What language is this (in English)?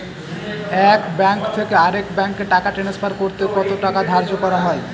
Bangla